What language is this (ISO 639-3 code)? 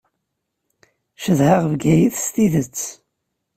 kab